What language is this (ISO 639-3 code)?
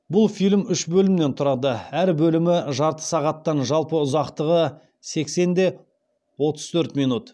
kaz